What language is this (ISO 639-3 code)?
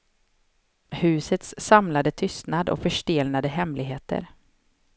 swe